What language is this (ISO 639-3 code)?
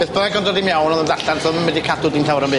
cym